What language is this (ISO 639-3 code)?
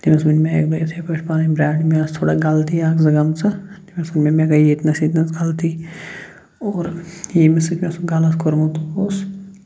kas